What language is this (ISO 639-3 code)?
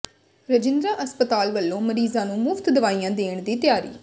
pan